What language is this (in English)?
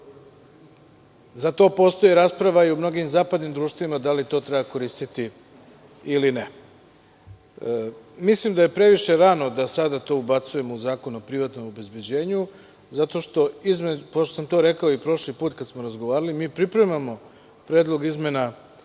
Serbian